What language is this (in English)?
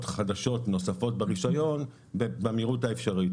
Hebrew